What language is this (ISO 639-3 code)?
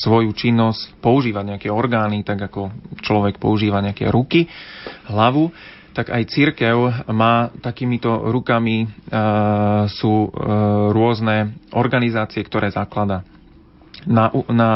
slk